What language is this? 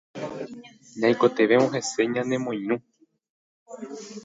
Guarani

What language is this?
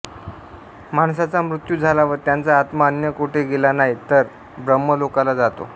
Marathi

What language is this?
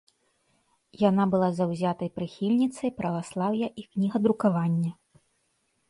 Belarusian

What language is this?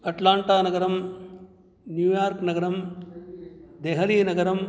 Sanskrit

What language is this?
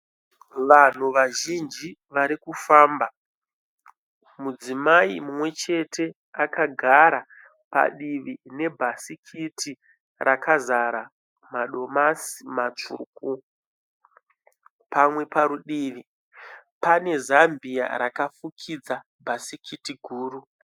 Shona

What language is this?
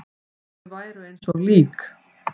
Icelandic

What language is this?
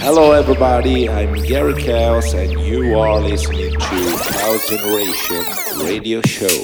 English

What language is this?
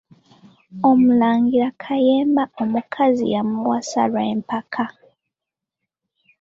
Ganda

